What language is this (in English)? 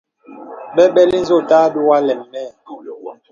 Bebele